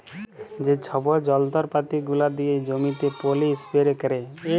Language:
Bangla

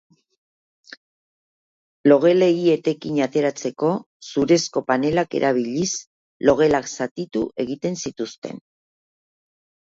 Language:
Basque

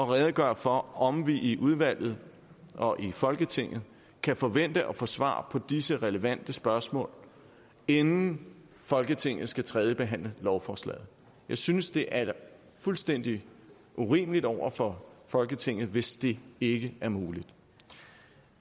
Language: Danish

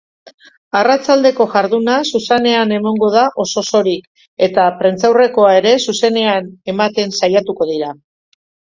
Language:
Basque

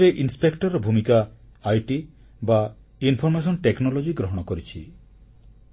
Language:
Odia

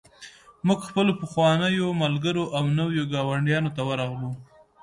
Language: Pashto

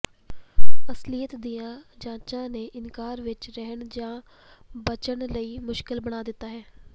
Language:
Punjabi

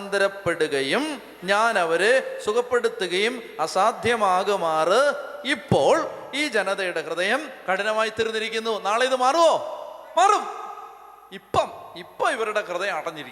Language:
Malayalam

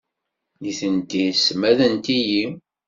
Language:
Kabyle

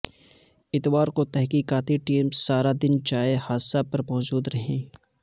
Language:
Urdu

